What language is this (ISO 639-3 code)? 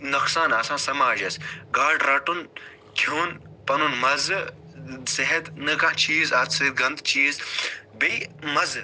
kas